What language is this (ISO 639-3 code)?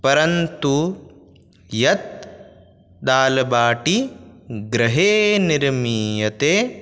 san